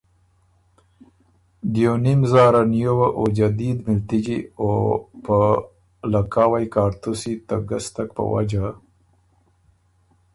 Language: Ormuri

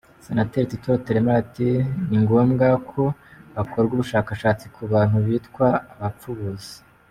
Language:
Kinyarwanda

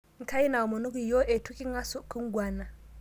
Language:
Masai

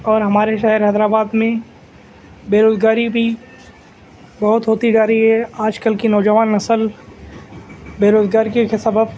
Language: Urdu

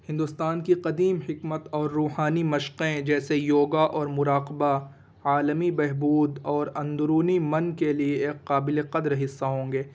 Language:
Urdu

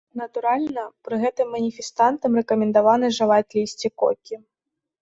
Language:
Belarusian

